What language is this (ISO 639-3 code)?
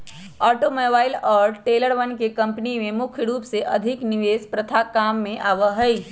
mag